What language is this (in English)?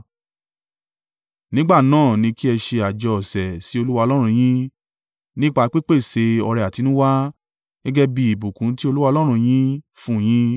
Yoruba